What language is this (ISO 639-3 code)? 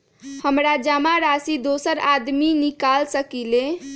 mag